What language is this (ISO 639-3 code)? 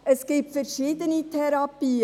gsw